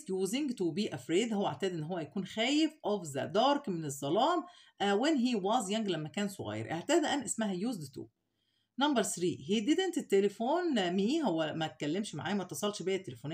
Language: Arabic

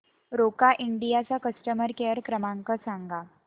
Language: Marathi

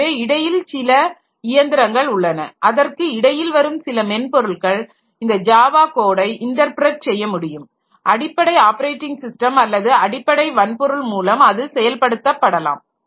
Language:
Tamil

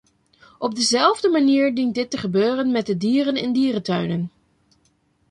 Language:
Dutch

